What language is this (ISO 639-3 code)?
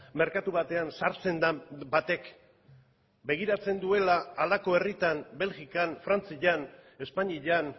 eus